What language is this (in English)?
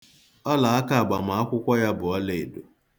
Igbo